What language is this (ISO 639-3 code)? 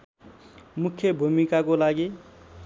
nep